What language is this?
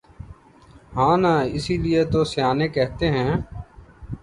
Urdu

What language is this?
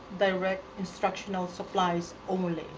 English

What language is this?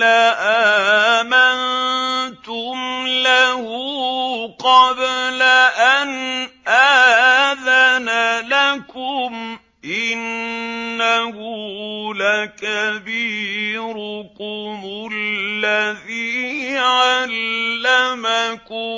Arabic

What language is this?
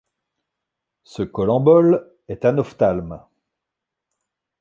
French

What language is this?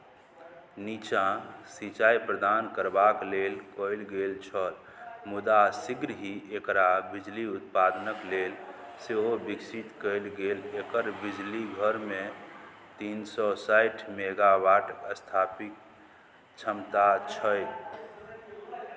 Maithili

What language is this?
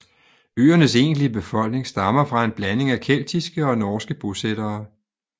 Danish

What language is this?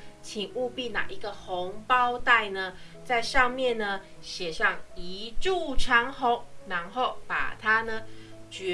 Chinese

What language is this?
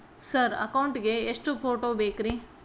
Kannada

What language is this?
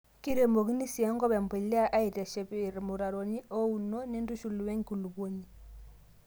Masai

